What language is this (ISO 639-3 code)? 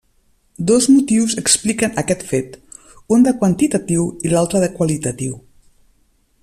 cat